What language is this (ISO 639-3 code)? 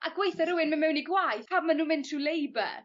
cym